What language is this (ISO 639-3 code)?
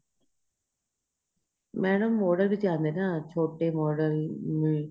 pan